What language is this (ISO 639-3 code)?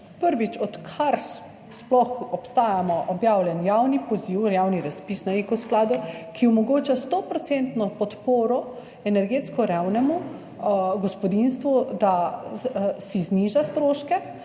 slv